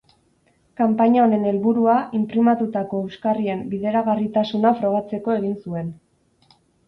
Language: Basque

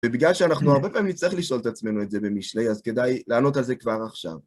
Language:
Hebrew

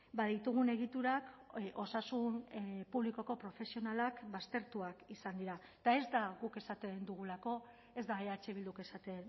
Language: Basque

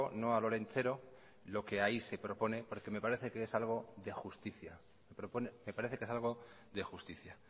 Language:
Spanish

